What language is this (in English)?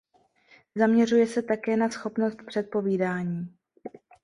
Czech